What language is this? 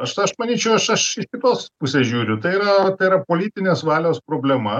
Lithuanian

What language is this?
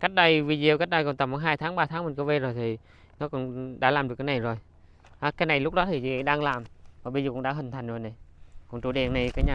Vietnamese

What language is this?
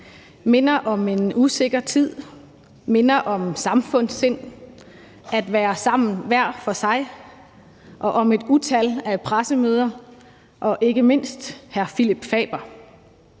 Danish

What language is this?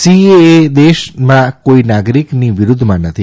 Gujarati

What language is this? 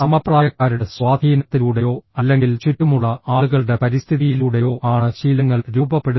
Malayalam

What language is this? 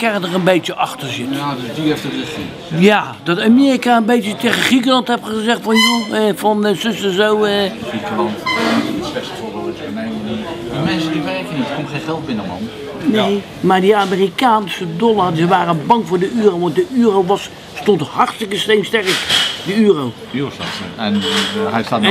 Dutch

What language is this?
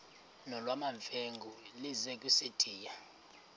Xhosa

